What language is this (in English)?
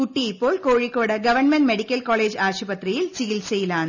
Malayalam